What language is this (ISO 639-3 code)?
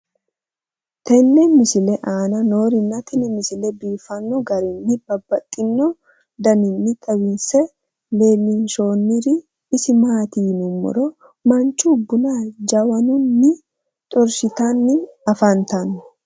sid